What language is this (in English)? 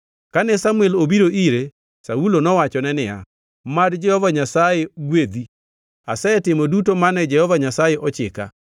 Luo (Kenya and Tanzania)